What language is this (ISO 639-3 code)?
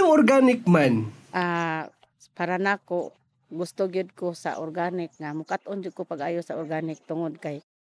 fil